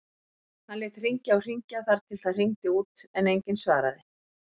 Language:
Icelandic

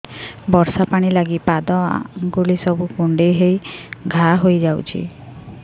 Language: Odia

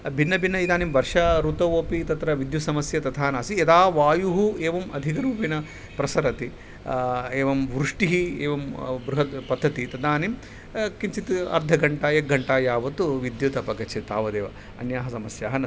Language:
Sanskrit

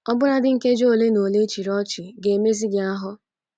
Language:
Igbo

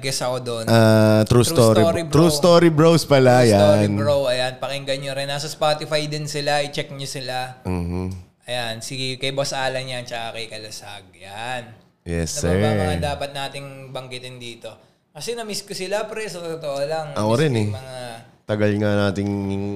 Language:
Filipino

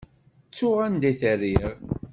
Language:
Kabyle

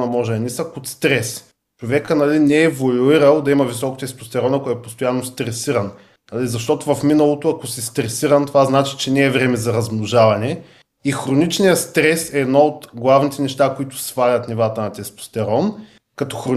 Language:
Bulgarian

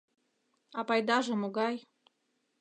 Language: Mari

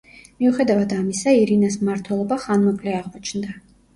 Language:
Georgian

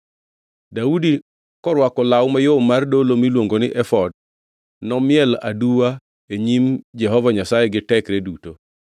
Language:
Luo (Kenya and Tanzania)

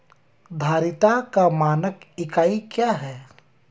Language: Hindi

